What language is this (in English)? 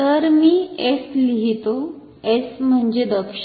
Marathi